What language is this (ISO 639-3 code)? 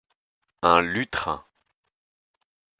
fra